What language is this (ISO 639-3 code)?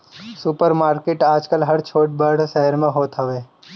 bho